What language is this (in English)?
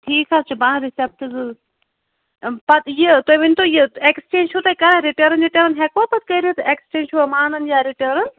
Kashmiri